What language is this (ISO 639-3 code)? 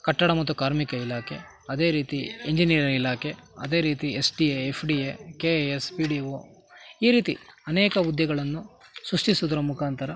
kan